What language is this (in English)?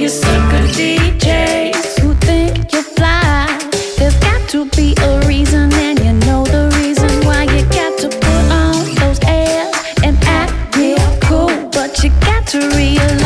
Greek